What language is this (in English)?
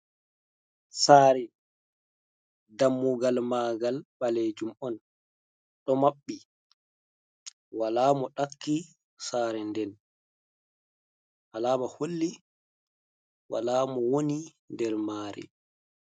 Fula